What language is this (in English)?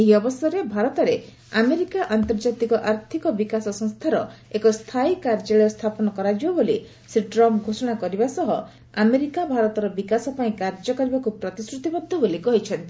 Odia